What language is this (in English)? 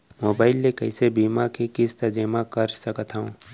Chhattisgarhi